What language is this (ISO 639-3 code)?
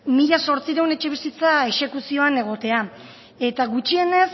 eus